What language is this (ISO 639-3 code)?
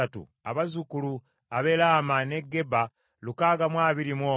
lug